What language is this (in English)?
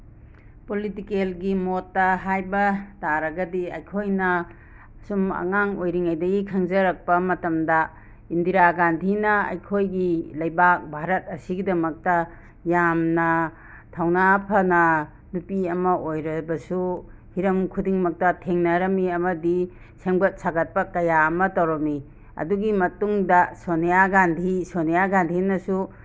Manipuri